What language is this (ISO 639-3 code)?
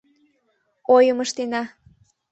chm